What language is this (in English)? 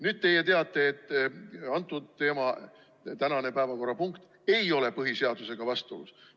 Estonian